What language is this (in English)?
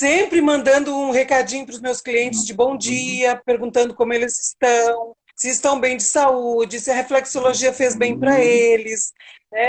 Portuguese